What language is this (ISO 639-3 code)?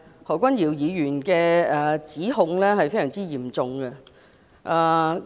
yue